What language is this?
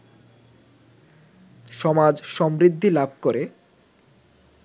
Bangla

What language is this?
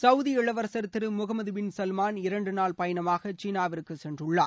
Tamil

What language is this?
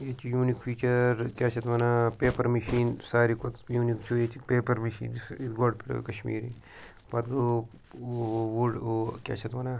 Kashmiri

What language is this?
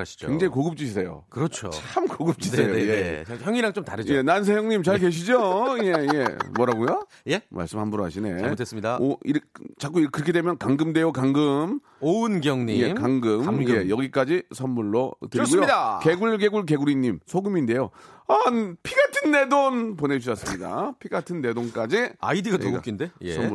Korean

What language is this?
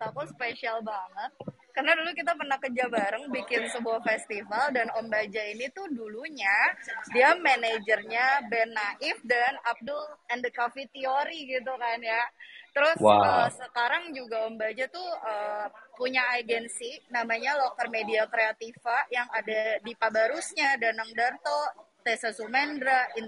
Indonesian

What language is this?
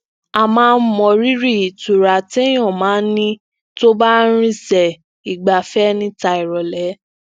Yoruba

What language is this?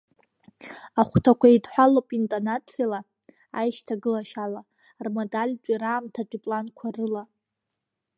Abkhazian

